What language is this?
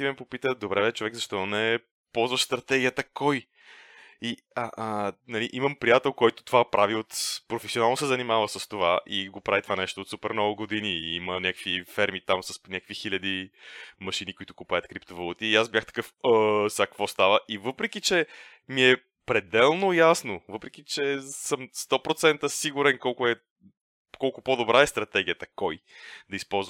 Bulgarian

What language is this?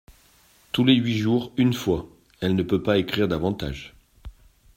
French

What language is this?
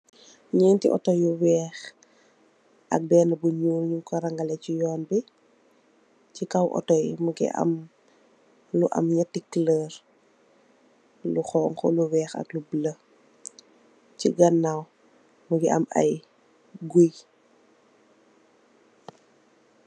Wolof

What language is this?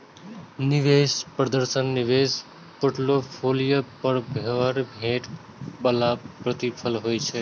Maithili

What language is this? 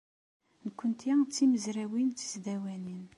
Kabyle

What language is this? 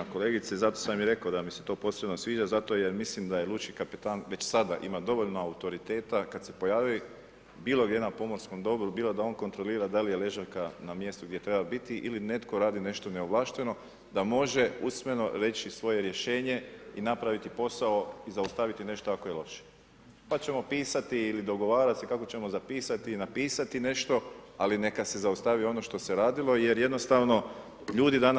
Croatian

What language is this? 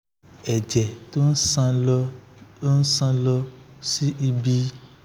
Yoruba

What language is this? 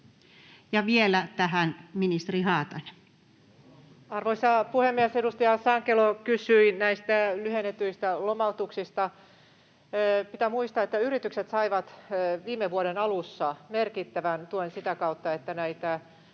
Finnish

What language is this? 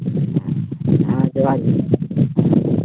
Santali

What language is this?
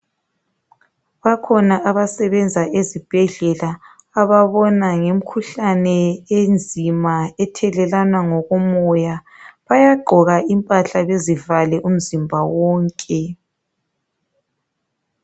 North Ndebele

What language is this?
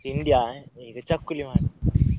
Kannada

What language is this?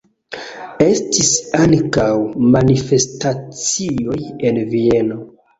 Esperanto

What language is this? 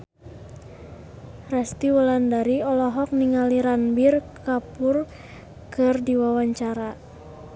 Sundanese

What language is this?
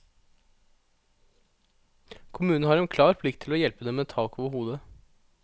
Norwegian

